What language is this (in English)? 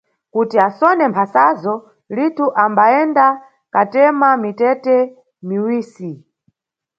Nyungwe